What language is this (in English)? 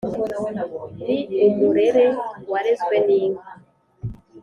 Kinyarwanda